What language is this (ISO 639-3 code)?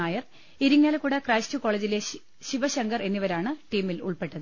mal